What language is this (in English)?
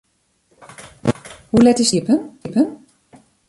Western Frisian